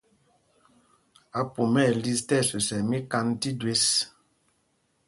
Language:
Mpumpong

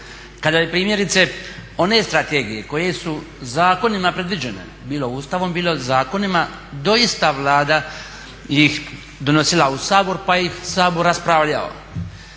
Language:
Croatian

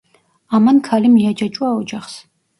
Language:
Georgian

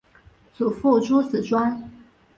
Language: Chinese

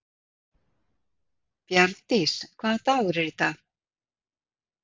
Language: Icelandic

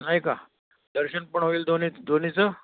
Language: Marathi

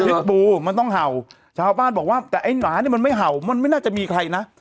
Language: Thai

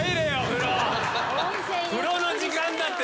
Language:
Japanese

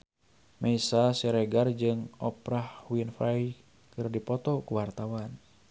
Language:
Sundanese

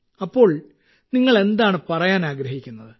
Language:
Malayalam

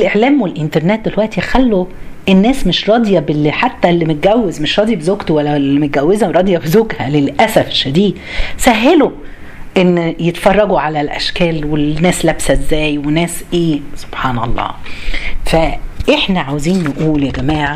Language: Arabic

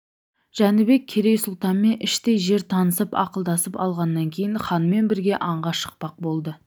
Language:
Kazakh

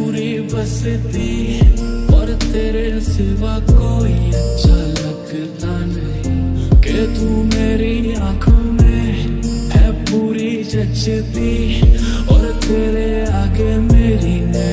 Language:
Romanian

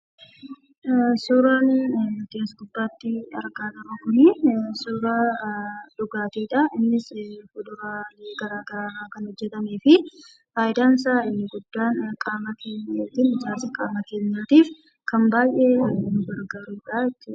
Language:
Oromo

